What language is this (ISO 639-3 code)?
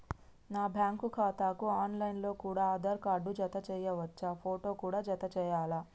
tel